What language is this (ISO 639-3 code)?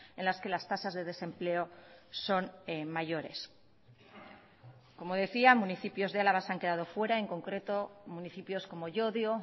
spa